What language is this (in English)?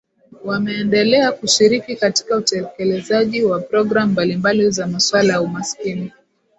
Swahili